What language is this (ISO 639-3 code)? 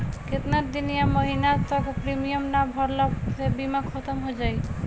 bho